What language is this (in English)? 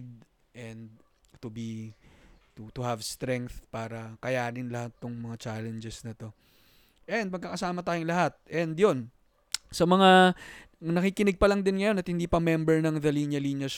Filipino